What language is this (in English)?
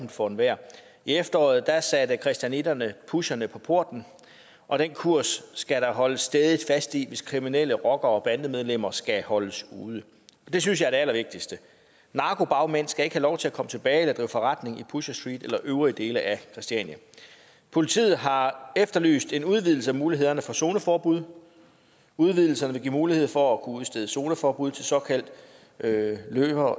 Danish